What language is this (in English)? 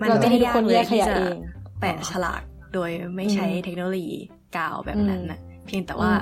Thai